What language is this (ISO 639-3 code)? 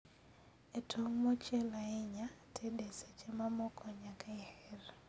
luo